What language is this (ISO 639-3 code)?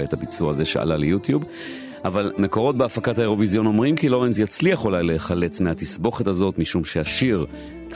heb